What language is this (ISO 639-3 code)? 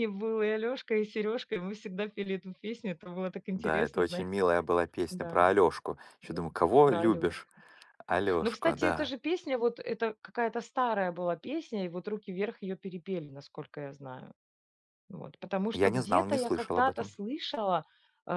rus